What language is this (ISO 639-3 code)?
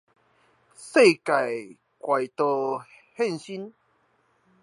zho